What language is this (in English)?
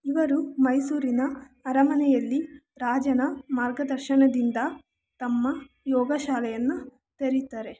Kannada